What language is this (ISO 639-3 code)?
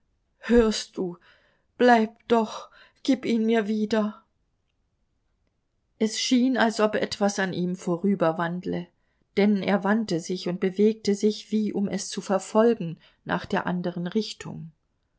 deu